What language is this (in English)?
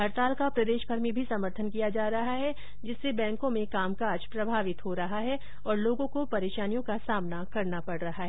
Hindi